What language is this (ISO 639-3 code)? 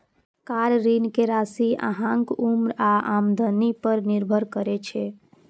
mai